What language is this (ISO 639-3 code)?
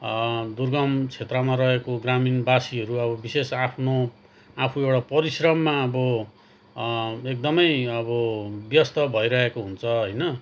nep